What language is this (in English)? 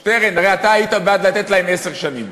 Hebrew